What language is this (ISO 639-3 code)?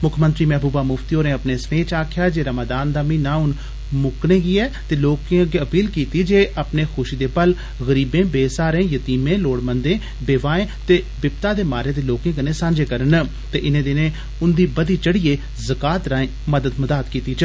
doi